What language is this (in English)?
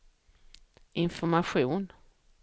Swedish